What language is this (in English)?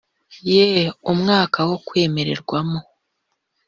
Kinyarwanda